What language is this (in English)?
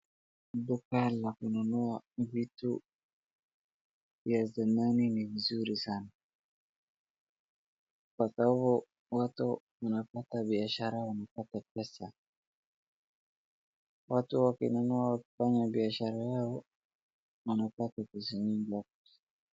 Swahili